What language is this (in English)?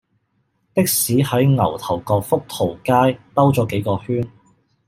Cantonese